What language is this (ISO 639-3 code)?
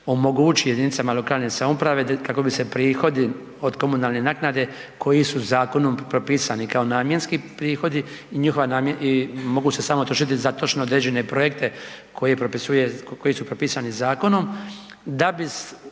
hrv